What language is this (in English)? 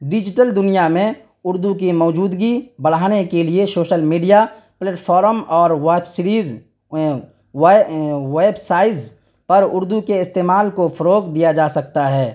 Urdu